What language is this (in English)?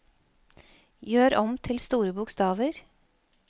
Norwegian